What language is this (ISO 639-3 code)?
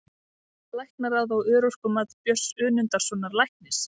isl